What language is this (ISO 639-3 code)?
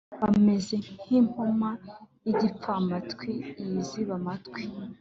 kin